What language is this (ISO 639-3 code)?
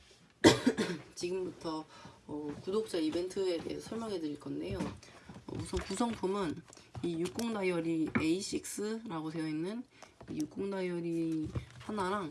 kor